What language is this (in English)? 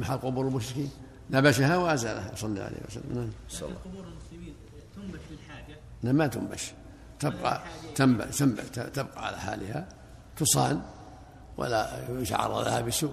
Arabic